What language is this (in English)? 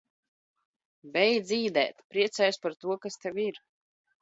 Latvian